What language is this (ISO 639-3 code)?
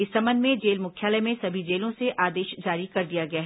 hin